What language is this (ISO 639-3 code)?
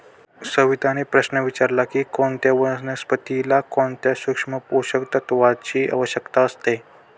mar